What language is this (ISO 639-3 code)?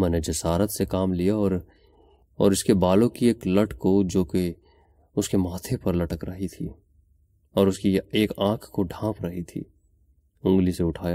urd